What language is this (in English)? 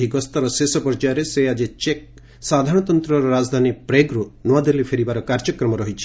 Odia